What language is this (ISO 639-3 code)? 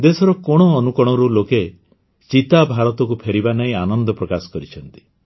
ori